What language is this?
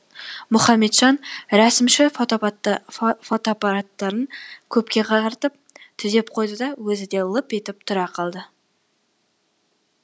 Kazakh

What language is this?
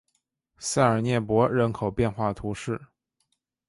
Chinese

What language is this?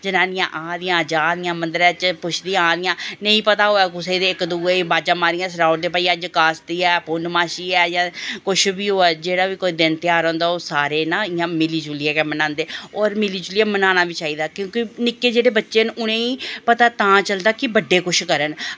Dogri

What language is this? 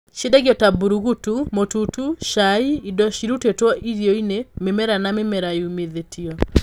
Kikuyu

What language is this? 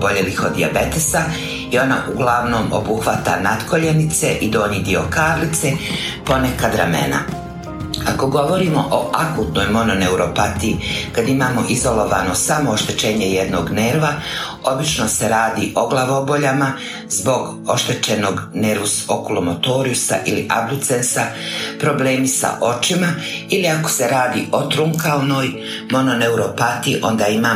Croatian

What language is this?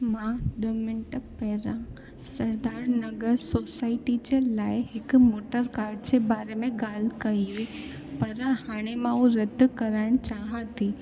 Sindhi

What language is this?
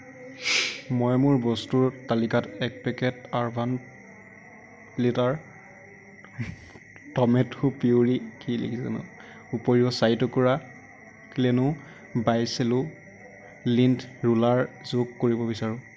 Assamese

